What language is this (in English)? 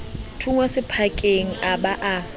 Southern Sotho